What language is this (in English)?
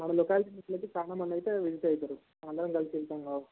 Telugu